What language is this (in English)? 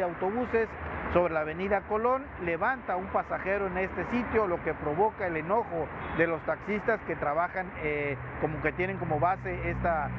Spanish